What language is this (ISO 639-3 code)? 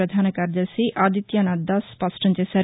tel